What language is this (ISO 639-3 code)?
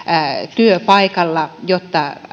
fin